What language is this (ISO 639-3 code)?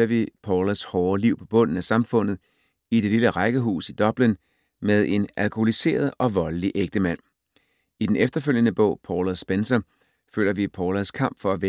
dan